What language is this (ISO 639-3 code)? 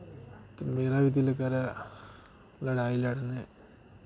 doi